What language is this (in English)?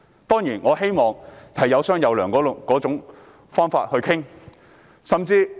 Cantonese